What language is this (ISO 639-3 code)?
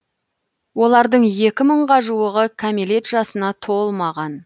kaz